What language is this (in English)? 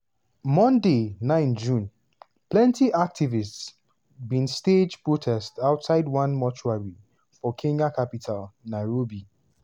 Nigerian Pidgin